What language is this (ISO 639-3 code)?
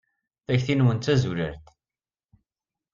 kab